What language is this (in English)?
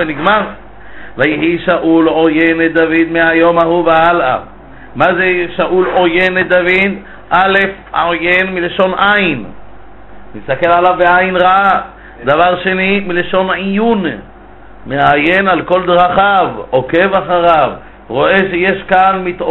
Hebrew